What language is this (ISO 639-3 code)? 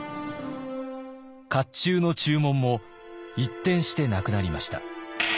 jpn